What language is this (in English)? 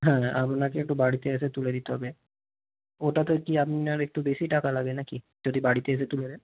Bangla